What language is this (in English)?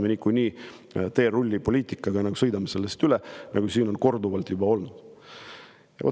Estonian